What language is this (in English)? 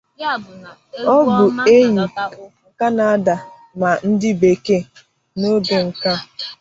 Igbo